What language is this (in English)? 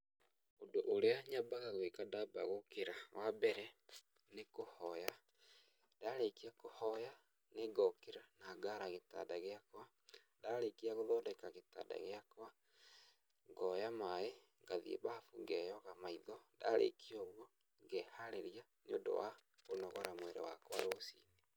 Kikuyu